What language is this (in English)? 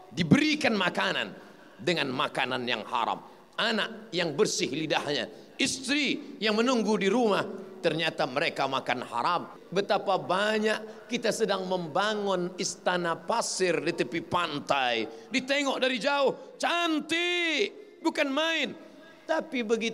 Malay